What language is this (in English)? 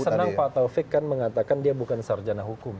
Indonesian